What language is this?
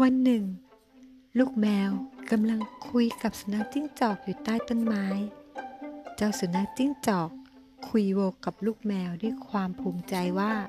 Thai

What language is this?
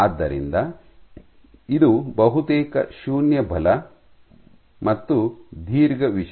Kannada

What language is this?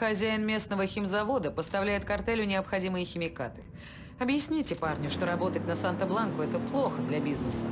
Russian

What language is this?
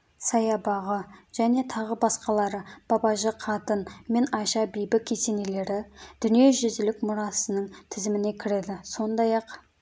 Kazakh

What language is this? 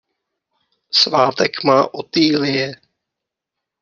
Czech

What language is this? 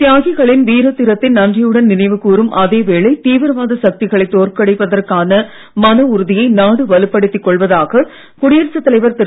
Tamil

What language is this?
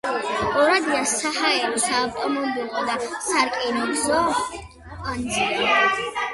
Georgian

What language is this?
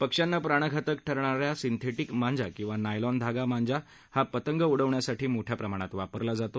Marathi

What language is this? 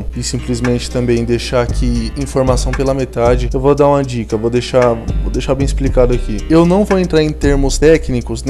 Portuguese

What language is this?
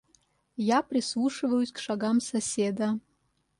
Russian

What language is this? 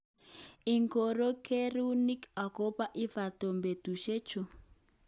Kalenjin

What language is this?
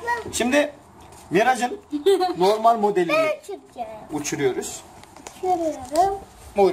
Turkish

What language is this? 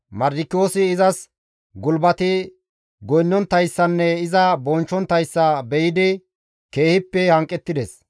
Gamo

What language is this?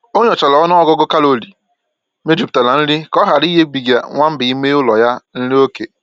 Igbo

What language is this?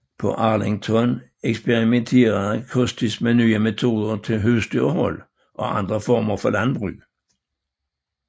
Danish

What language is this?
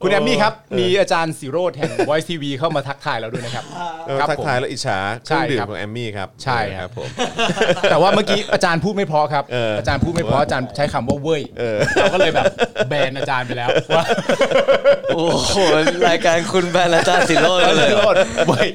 Thai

